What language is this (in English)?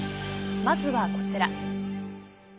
Japanese